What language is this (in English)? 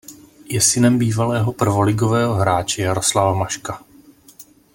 Czech